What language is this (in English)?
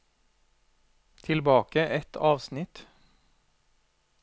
Norwegian